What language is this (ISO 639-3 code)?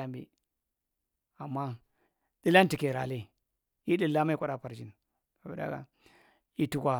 mrt